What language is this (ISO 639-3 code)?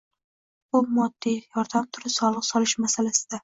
uzb